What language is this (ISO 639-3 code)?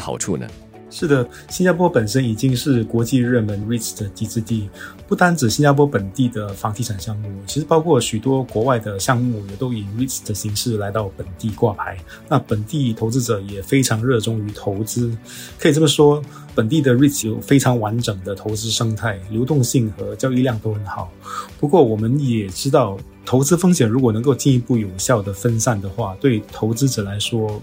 zho